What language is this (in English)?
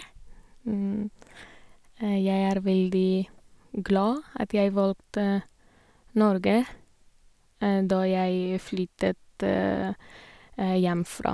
Norwegian